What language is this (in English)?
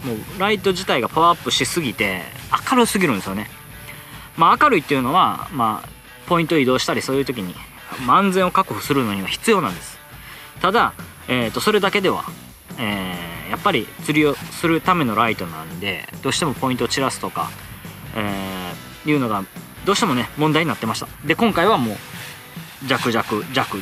Japanese